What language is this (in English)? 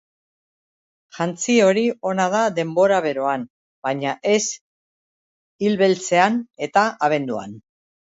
Basque